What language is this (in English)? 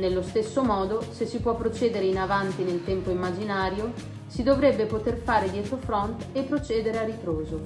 Italian